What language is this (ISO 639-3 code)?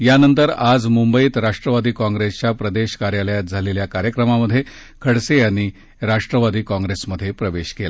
mar